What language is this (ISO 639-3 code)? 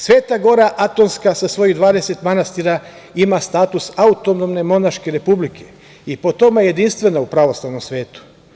srp